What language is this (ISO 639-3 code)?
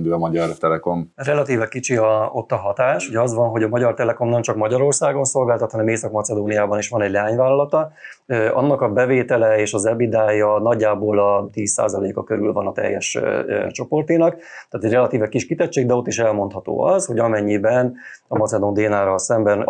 hun